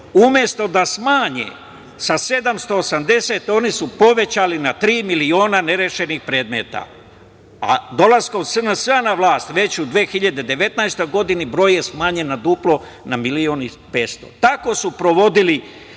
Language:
Serbian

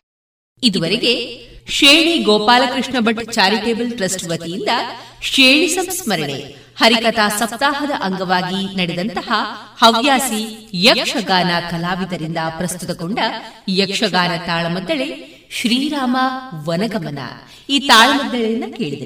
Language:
Kannada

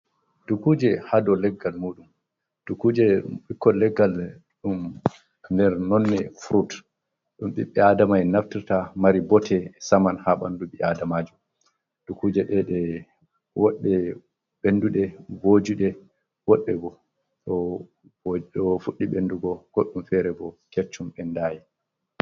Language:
Fula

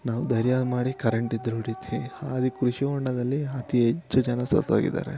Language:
Kannada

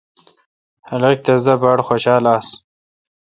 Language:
Kalkoti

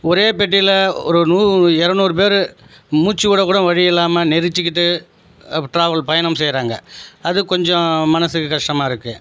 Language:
Tamil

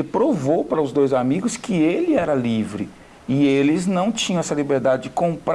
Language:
Portuguese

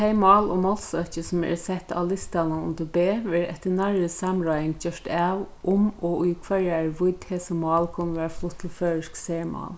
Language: Faroese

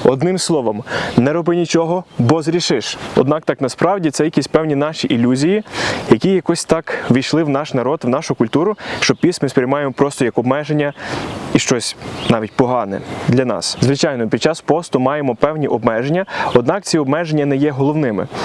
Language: Ukrainian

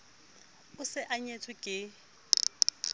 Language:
Southern Sotho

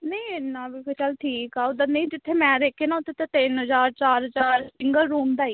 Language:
Punjabi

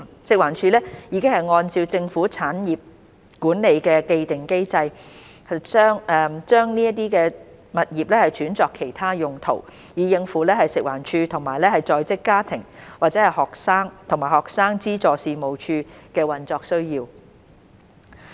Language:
Cantonese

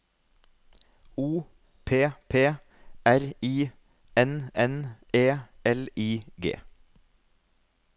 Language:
Norwegian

